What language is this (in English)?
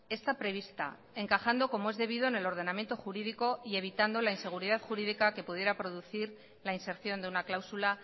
Spanish